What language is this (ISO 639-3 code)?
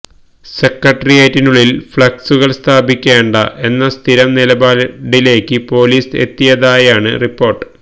mal